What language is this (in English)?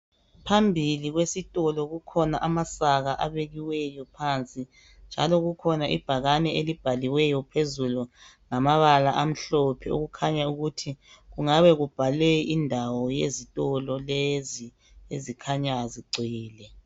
North Ndebele